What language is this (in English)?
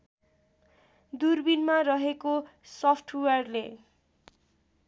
Nepali